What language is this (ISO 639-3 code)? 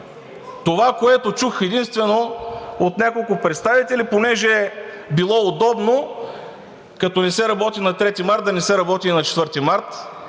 bul